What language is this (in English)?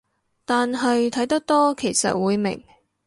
Cantonese